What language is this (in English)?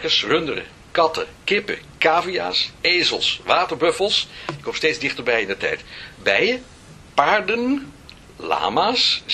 Dutch